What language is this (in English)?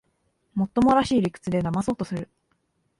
Japanese